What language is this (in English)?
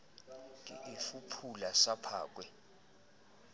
Southern Sotho